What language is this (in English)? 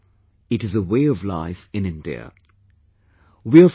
English